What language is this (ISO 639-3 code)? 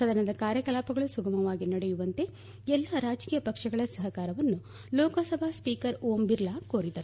kan